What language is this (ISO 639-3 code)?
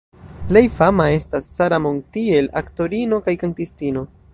epo